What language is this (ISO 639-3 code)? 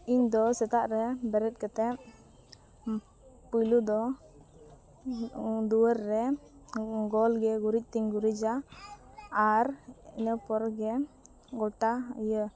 sat